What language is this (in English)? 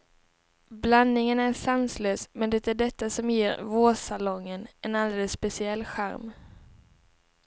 Swedish